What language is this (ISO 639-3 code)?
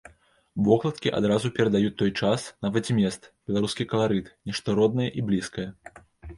bel